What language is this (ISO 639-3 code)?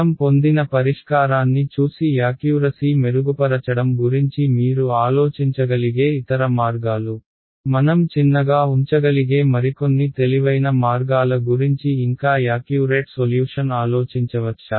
tel